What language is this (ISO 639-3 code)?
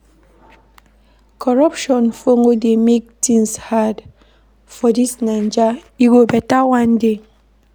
pcm